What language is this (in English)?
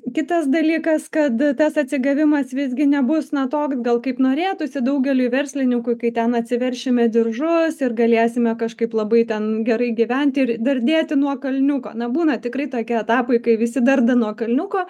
Lithuanian